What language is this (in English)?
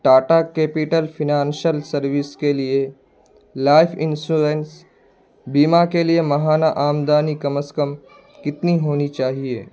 Urdu